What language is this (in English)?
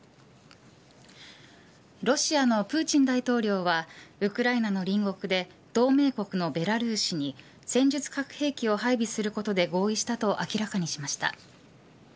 Japanese